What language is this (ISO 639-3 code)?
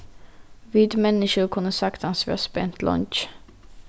fao